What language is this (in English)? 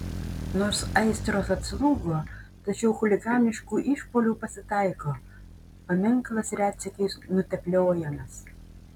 Lithuanian